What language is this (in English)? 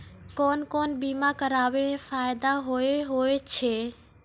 Maithili